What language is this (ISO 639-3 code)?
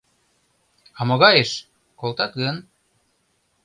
chm